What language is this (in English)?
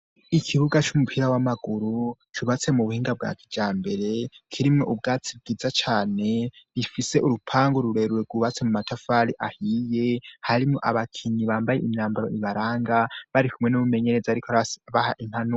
Rundi